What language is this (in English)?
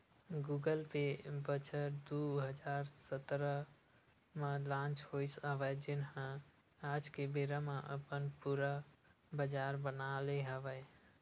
Chhattisgarhi